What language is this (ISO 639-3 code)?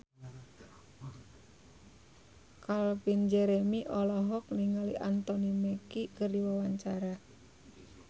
sun